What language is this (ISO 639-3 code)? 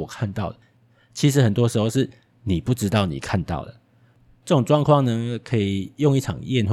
zho